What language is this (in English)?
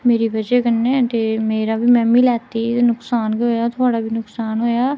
Dogri